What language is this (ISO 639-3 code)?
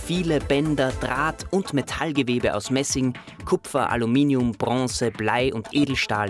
deu